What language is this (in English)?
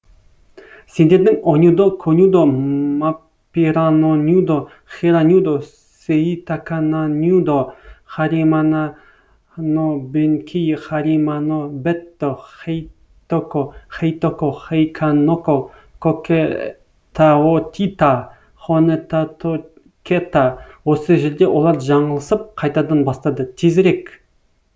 Kazakh